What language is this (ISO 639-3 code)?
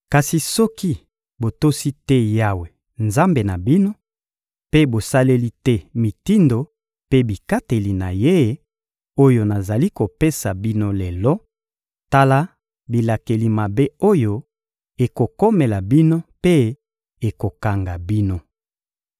lin